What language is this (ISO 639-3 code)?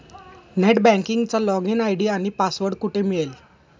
mar